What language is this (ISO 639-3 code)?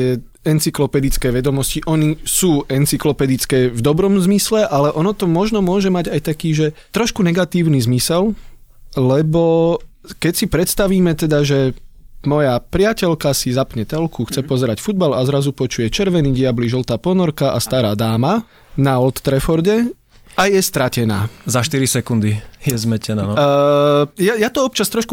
slk